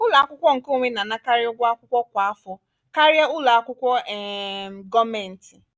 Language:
Igbo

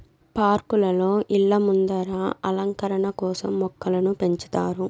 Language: Telugu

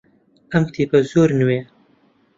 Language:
Central Kurdish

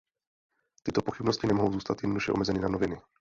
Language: Czech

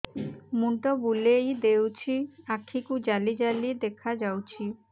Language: Odia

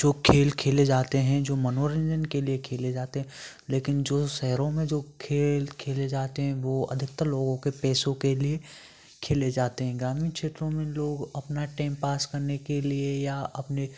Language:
Hindi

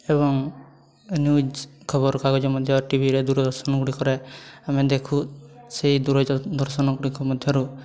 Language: Odia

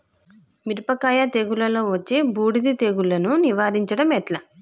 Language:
Telugu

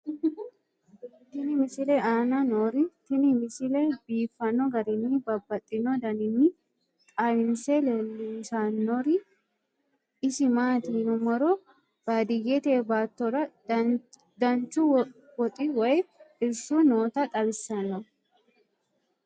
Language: Sidamo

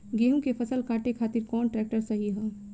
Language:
Bhojpuri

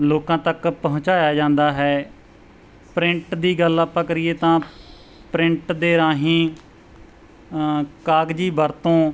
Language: Punjabi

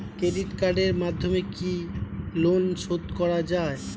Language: Bangla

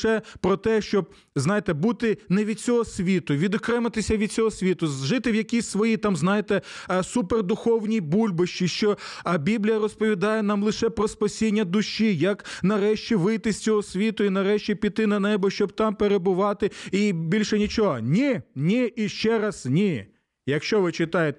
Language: Ukrainian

